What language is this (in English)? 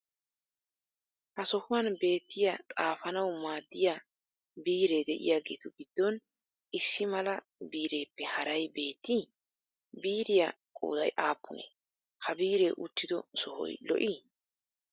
Wolaytta